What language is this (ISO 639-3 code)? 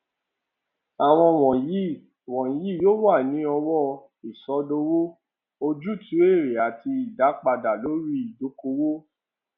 yor